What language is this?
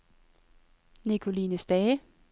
Danish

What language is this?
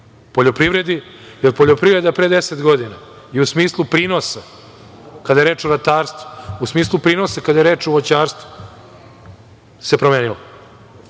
Serbian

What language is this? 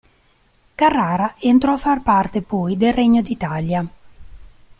Italian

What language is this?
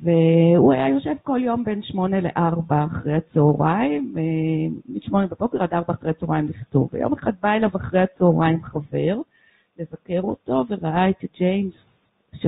Hebrew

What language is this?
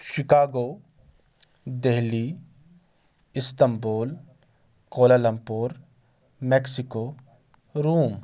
Urdu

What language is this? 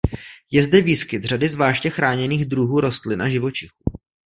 Czech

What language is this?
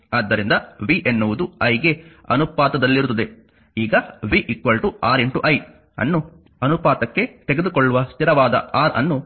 Kannada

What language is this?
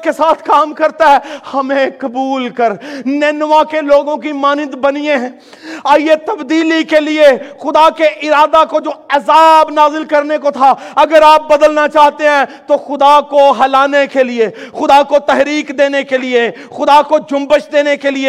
Urdu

